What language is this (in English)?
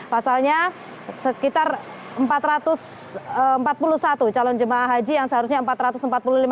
Indonesian